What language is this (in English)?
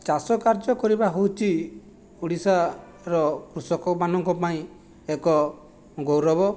Odia